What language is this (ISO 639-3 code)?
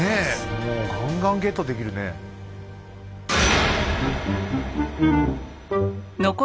jpn